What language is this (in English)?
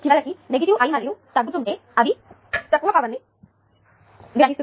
Telugu